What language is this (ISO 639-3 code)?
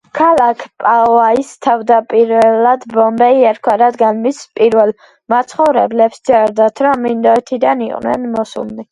kat